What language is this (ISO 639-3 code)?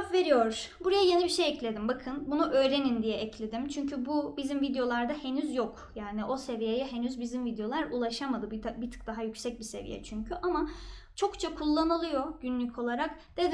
tur